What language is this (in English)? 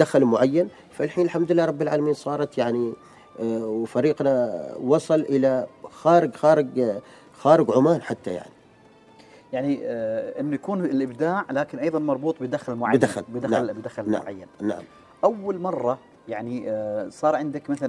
Arabic